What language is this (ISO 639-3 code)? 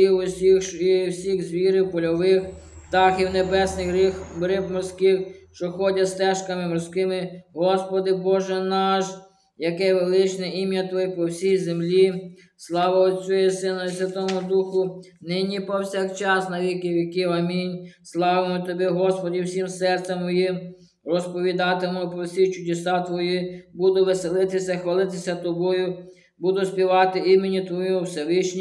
ukr